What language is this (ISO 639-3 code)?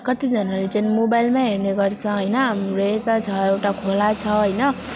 nep